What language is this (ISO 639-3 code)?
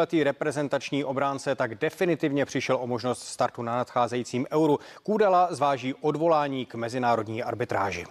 ces